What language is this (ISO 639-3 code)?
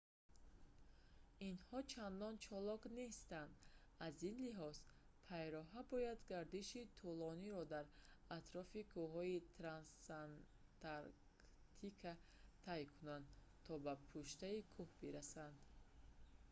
tgk